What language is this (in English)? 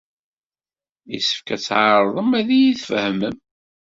Kabyle